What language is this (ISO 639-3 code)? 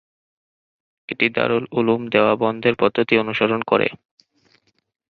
ben